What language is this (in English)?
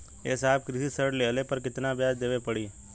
Bhojpuri